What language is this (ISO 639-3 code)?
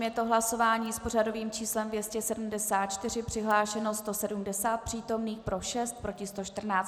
ces